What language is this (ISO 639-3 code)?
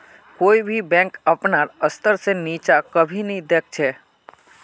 mag